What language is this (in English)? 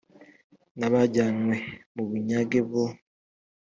Kinyarwanda